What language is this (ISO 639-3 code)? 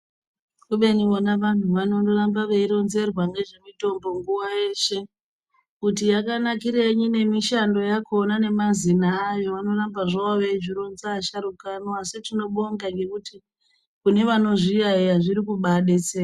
ndc